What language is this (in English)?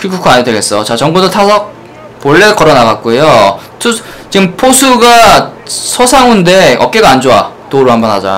Korean